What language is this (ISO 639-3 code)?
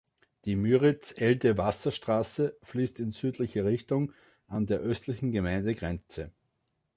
deu